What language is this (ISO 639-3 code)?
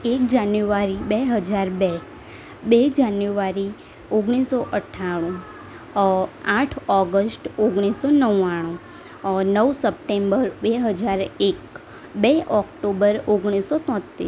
guj